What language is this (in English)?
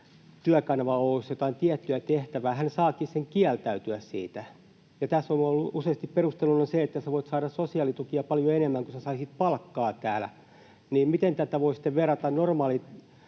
Finnish